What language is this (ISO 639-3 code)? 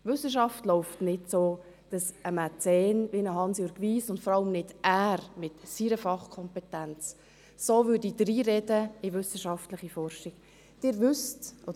gsw